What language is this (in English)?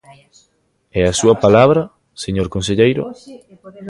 Galician